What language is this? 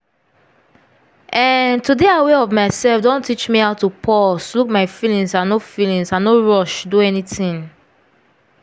Nigerian Pidgin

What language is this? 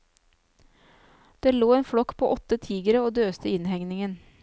Norwegian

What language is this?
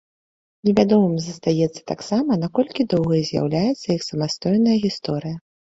Belarusian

